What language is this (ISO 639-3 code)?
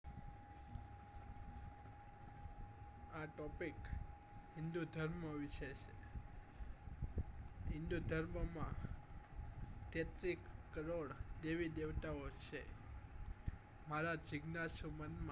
guj